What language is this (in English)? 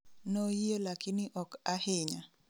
Luo (Kenya and Tanzania)